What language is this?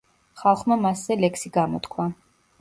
Georgian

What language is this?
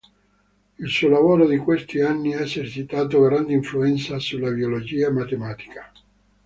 Italian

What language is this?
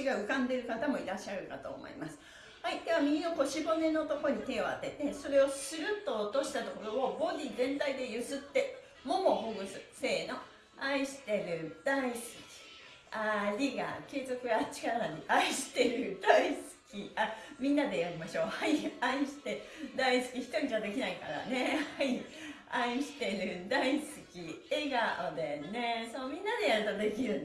Japanese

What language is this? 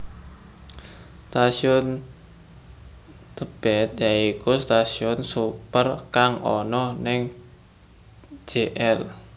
Javanese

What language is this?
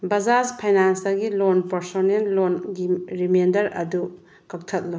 Manipuri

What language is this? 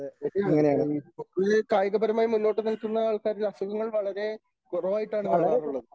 Malayalam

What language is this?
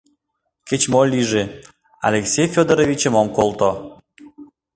Mari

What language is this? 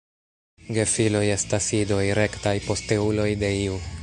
Esperanto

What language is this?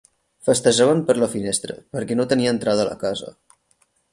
Catalan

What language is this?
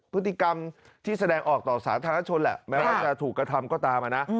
Thai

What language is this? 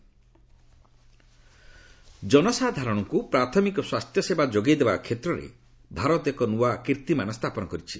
Odia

